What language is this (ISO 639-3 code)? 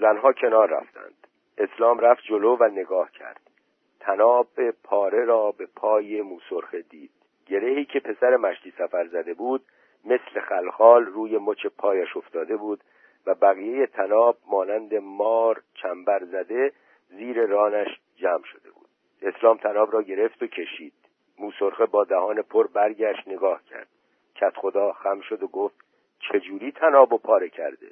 fas